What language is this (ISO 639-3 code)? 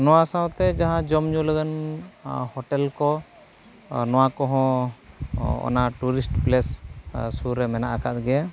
sat